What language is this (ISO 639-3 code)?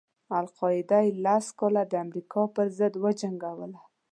pus